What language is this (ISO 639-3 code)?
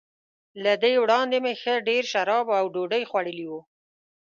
pus